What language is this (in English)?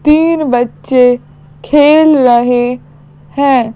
Hindi